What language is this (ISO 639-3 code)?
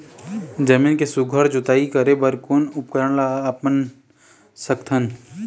hne